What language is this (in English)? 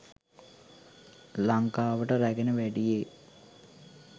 Sinhala